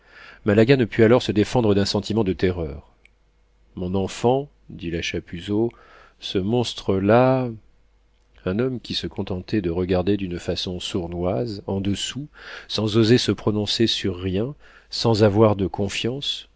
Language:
French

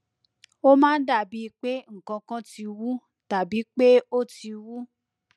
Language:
Yoruba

